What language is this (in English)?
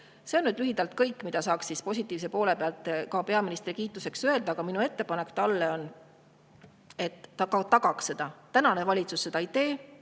Estonian